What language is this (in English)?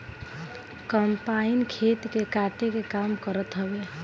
Bhojpuri